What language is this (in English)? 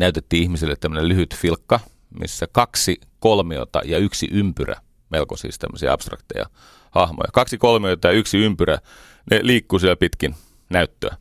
Finnish